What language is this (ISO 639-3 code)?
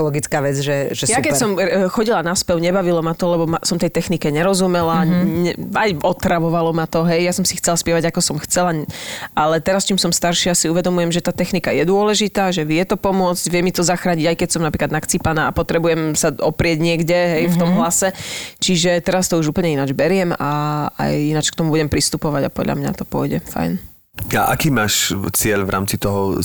slk